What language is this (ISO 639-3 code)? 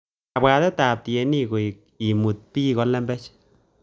kln